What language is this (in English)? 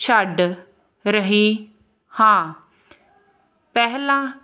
Punjabi